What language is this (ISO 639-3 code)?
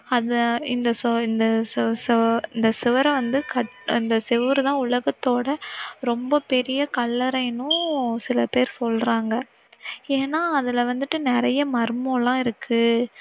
tam